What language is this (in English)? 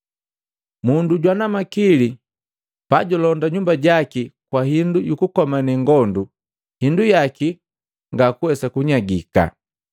Matengo